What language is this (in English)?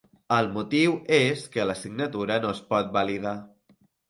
Catalan